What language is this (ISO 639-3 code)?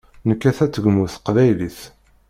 kab